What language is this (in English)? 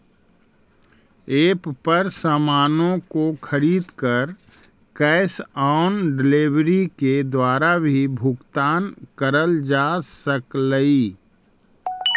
Magahi